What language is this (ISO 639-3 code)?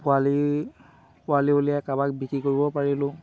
asm